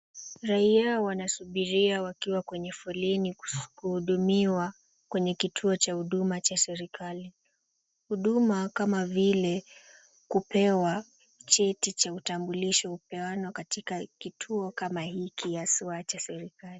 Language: Swahili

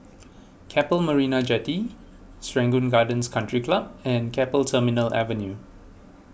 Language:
English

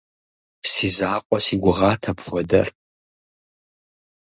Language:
Kabardian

